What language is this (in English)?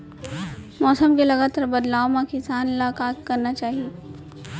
Chhattisgarhi